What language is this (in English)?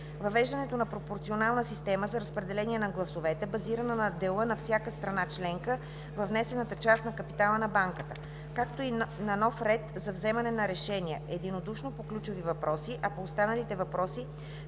Bulgarian